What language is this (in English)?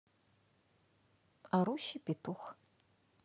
Russian